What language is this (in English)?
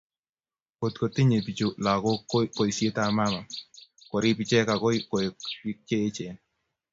Kalenjin